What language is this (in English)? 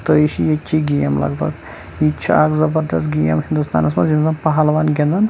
Kashmiri